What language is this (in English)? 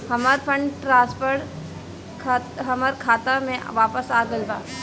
Bhojpuri